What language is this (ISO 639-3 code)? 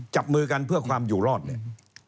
tha